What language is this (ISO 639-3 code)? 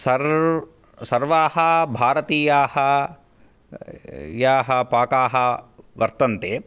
san